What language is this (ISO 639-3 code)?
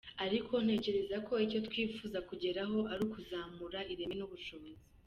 kin